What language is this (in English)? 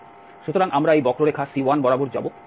Bangla